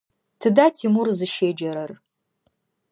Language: Adyghe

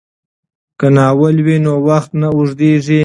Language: Pashto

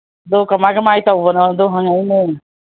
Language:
Manipuri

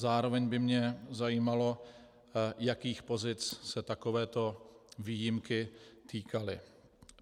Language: Czech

